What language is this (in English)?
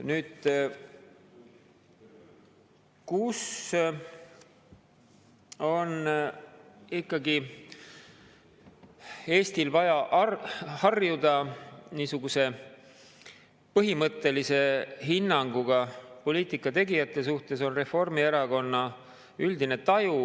Estonian